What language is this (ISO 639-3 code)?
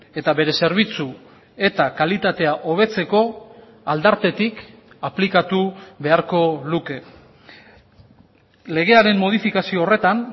eus